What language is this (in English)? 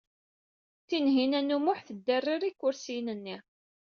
Kabyle